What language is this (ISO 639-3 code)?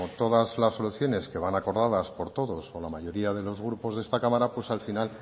spa